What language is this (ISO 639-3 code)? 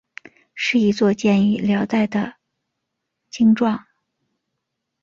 zho